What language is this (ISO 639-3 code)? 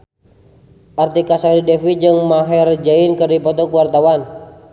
sun